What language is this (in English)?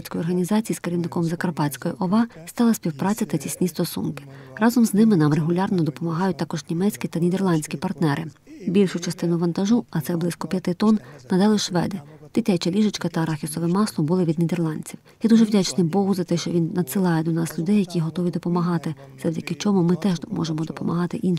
Ukrainian